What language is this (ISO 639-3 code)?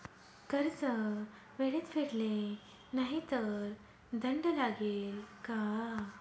mar